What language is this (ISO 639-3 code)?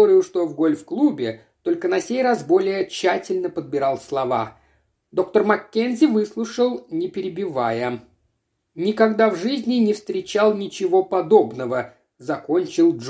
rus